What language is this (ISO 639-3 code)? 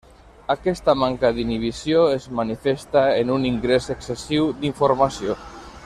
cat